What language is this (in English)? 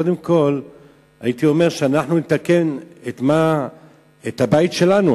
Hebrew